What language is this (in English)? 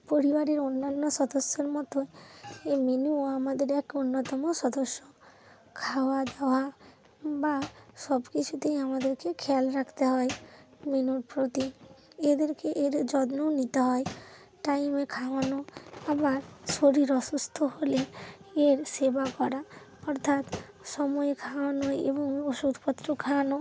Bangla